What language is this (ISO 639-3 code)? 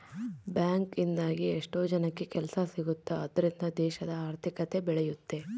kan